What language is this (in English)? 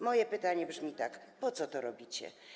Polish